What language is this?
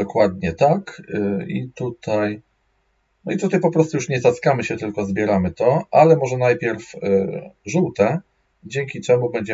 Polish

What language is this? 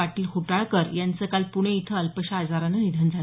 Marathi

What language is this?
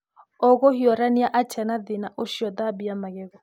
Kikuyu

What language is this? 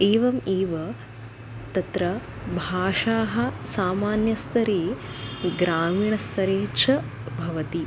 Sanskrit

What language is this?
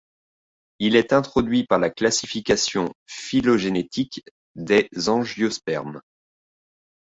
French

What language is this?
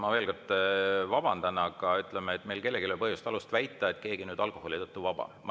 Estonian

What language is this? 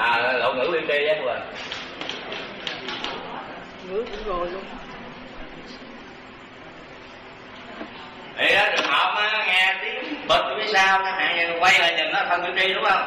Vietnamese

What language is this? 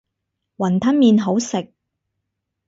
Cantonese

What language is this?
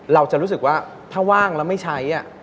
Thai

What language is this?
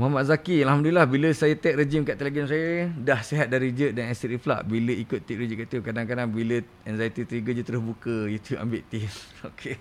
Malay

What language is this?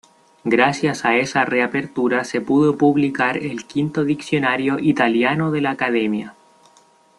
Spanish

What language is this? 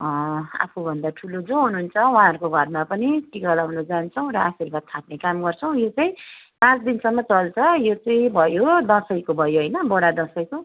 Nepali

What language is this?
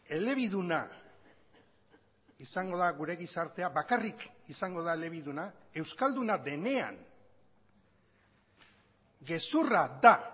Basque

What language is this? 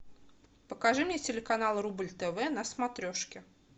Russian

